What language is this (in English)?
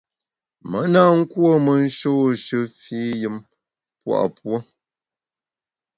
Bamun